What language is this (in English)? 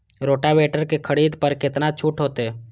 Maithili